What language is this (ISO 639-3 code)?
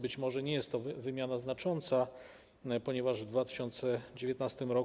pol